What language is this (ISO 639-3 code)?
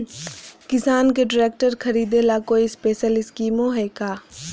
mag